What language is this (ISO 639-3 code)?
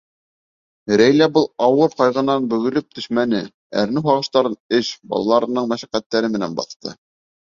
bak